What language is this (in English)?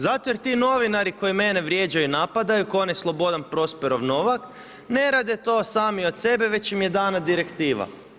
Croatian